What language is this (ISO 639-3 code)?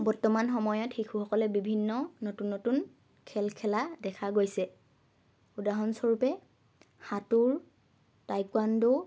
asm